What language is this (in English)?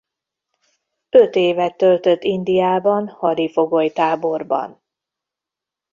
Hungarian